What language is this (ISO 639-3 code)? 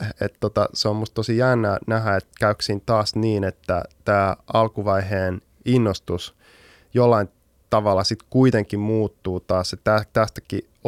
fin